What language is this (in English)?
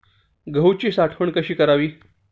Marathi